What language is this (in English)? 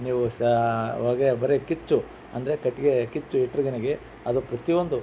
Kannada